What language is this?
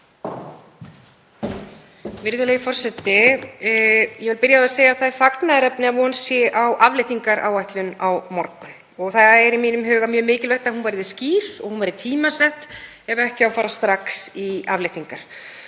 Icelandic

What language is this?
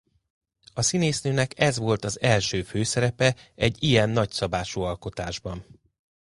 Hungarian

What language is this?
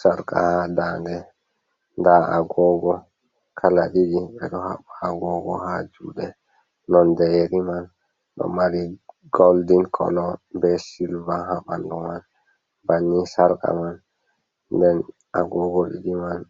Fula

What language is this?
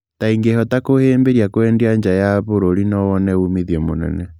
Kikuyu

